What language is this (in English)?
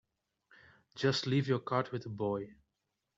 English